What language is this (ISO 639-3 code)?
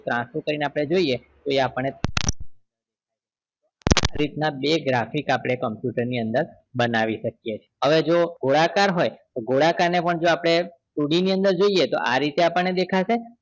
guj